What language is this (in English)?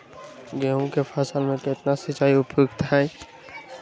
Magahi